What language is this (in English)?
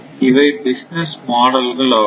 Tamil